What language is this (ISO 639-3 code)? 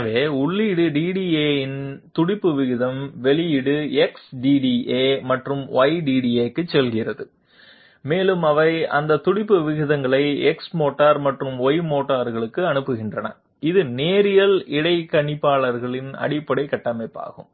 tam